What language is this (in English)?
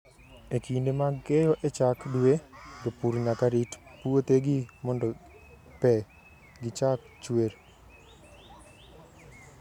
Luo (Kenya and Tanzania)